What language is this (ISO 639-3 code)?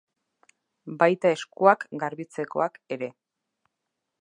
eus